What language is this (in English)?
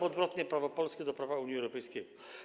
Polish